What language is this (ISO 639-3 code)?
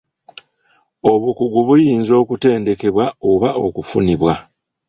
lug